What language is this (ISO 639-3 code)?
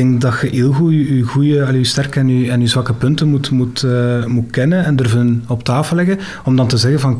nld